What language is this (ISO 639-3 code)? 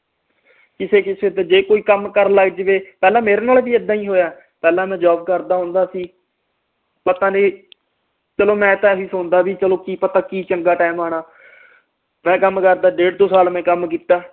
pan